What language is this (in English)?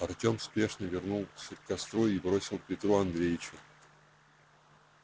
Russian